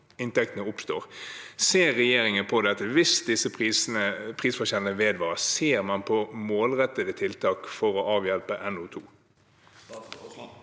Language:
Norwegian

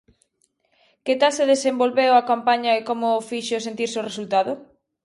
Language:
Galician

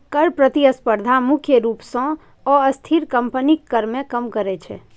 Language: Maithili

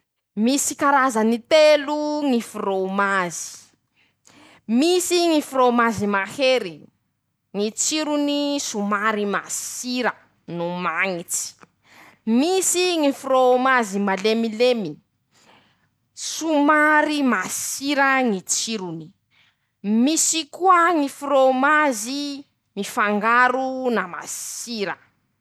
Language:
Masikoro Malagasy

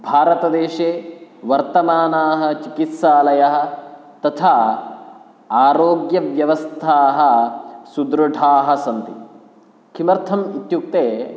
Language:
Sanskrit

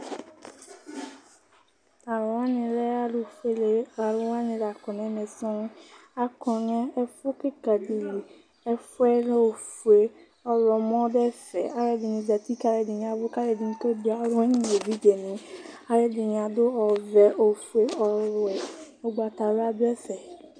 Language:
Ikposo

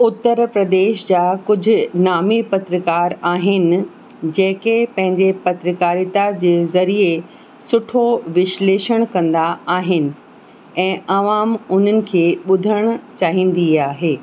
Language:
Sindhi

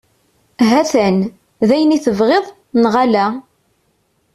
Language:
Kabyle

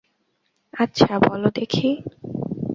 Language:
Bangla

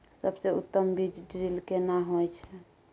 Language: Maithili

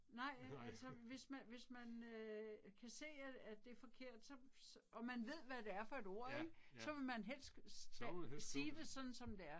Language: Danish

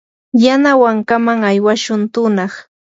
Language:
Yanahuanca Pasco Quechua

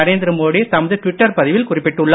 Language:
Tamil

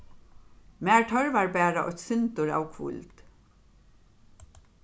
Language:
Faroese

